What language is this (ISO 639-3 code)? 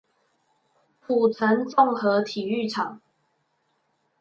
zho